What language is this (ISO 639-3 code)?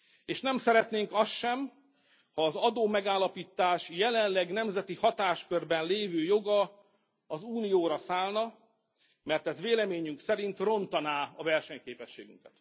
hun